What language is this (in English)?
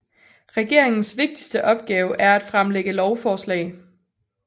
Danish